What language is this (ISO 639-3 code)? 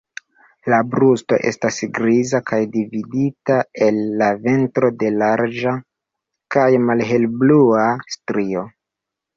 epo